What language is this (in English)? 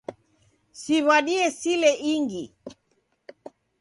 Taita